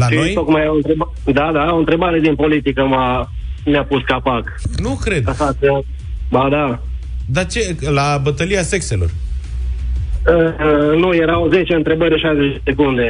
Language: Romanian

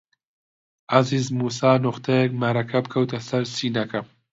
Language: Central Kurdish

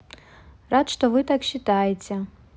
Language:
Russian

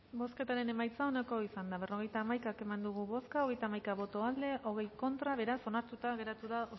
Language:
Basque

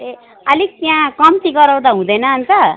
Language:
Nepali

